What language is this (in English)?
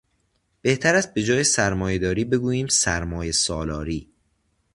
Persian